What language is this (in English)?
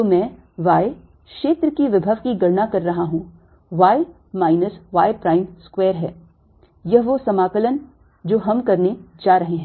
Hindi